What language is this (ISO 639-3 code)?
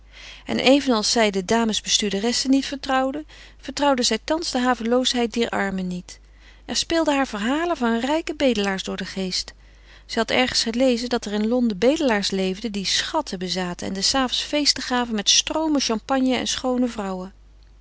nld